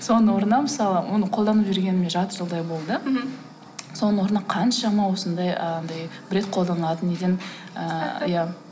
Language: Kazakh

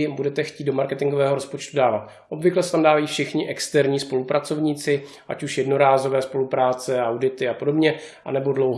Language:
Czech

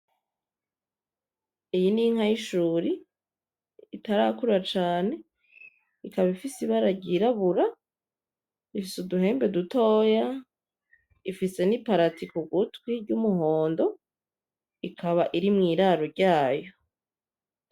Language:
Rundi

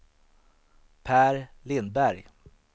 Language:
Swedish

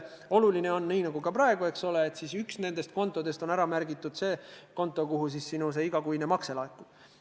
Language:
Estonian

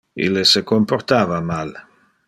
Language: Interlingua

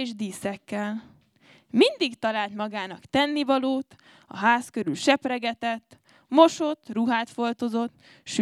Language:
Hungarian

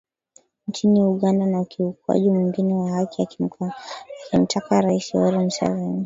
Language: Swahili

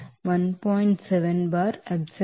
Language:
Telugu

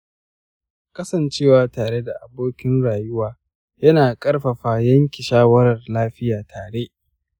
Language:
Hausa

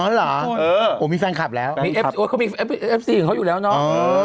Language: Thai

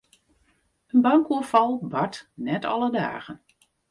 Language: Western Frisian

